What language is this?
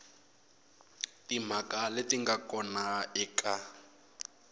Tsonga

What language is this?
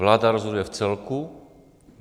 Czech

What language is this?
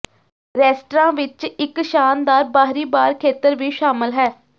Punjabi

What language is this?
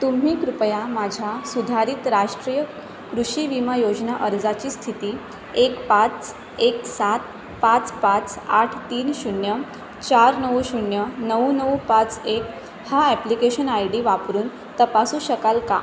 Marathi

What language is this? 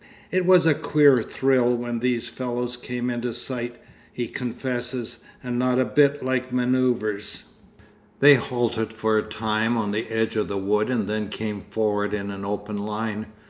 English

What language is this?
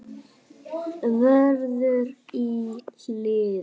Icelandic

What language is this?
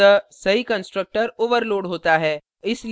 Hindi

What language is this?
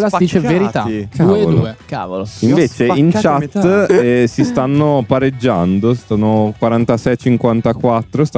Italian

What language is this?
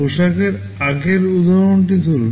Bangla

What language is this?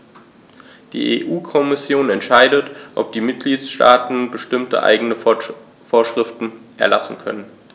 German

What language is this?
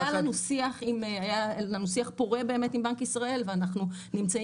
Hebrew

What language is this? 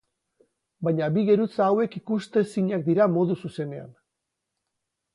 Basque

